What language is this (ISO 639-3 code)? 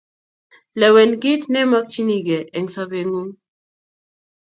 kln